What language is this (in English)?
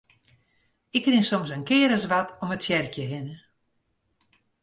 Western Frisian